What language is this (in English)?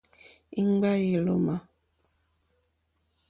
Mokpwe